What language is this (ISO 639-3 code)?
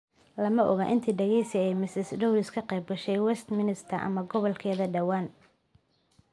som